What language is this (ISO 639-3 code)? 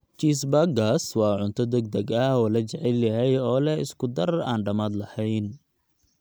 som